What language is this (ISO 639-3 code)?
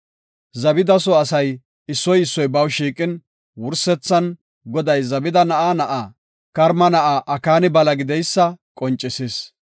gof